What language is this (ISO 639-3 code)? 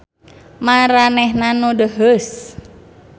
sun